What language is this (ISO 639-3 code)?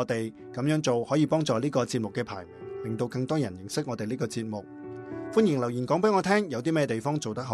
zho